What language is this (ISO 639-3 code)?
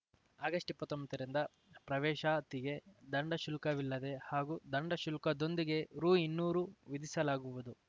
kan